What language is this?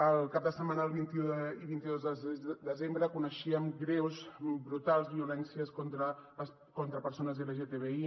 Catalan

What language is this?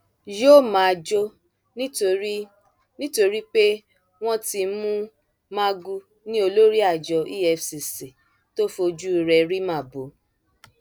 Yoruba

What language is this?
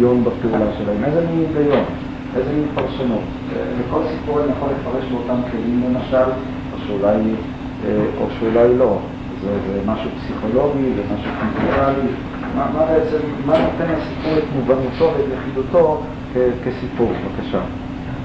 Hebrew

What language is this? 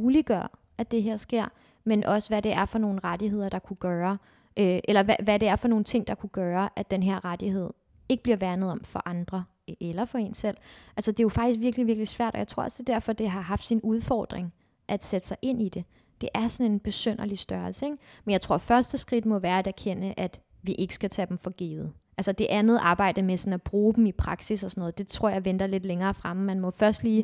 Danish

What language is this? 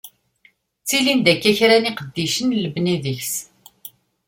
Kabyle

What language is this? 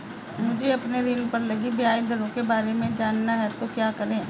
Hindi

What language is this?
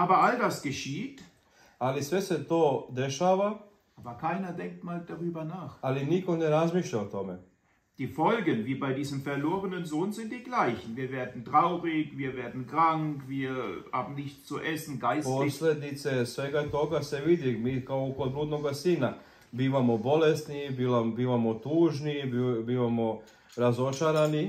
German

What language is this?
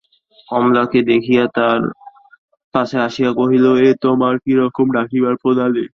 Bangla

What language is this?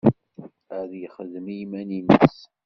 Kabyle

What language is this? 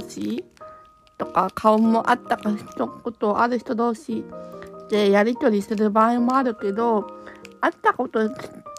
Japanese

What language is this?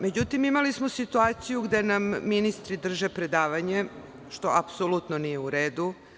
Serbian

